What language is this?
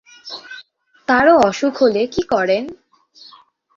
Bangla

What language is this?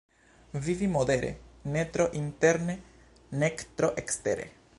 Esperanto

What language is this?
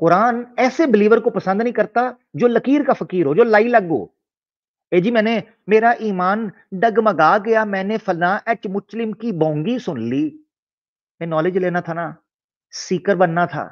Hindi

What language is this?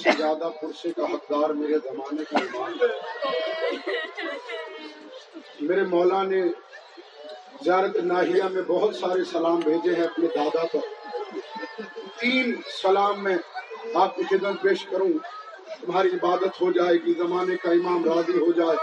Urdu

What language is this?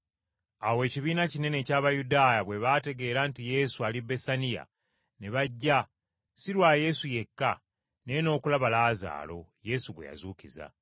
Ganda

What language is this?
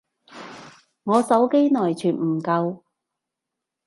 Cantonese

